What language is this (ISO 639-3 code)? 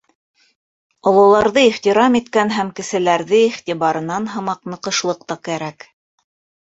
bak